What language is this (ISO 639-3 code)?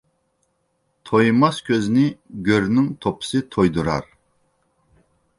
uig